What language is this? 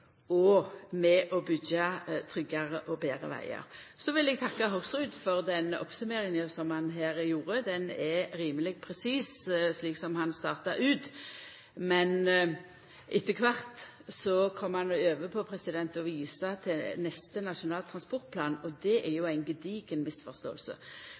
Norwegian Nynorsk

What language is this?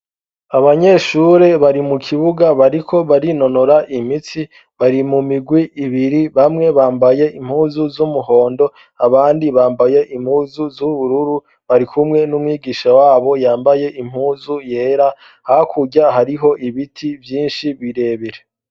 Rundi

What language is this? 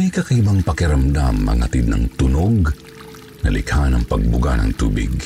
Filipino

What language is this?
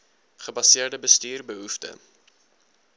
Afrikaans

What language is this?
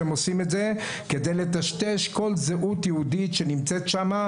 Hebrew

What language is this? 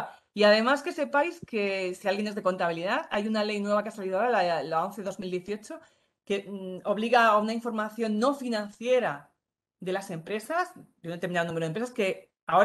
Spanish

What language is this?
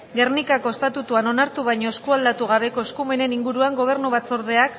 Basque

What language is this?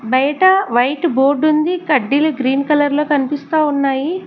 Telugu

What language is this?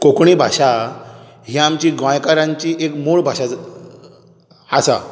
Konkani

